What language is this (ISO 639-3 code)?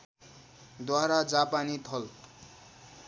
nep